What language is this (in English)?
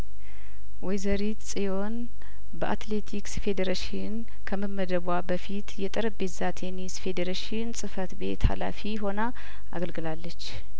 Amharic